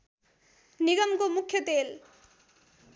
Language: Nepali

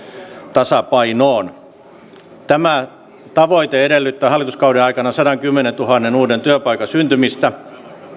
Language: Finnish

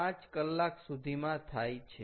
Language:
Gujarati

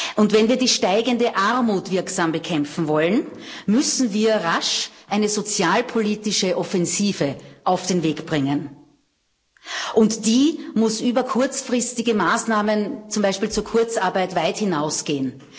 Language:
German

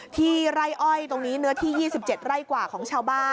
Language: Thai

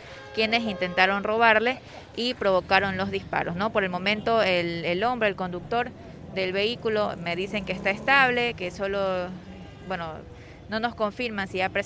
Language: Spanish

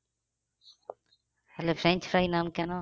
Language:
Bangla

